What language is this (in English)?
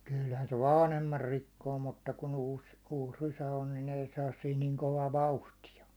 Finnish